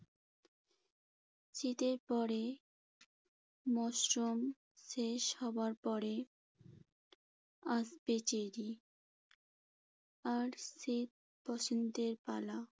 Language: Bangla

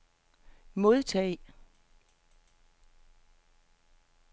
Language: Danish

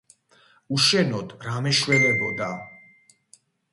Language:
Georgian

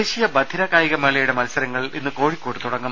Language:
Malayalam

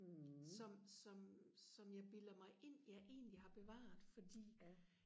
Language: Danish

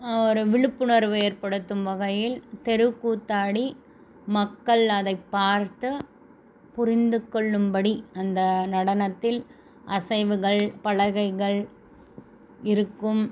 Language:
Tamil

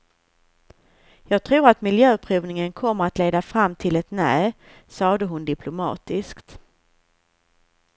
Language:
Swedish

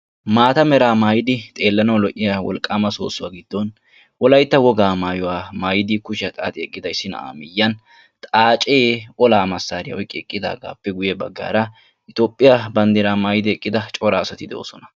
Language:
Wolaytta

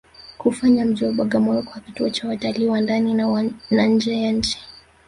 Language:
Swahili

